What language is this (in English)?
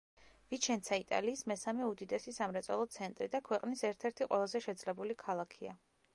Georgian